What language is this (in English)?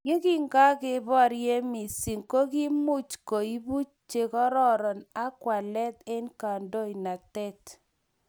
Kalenjin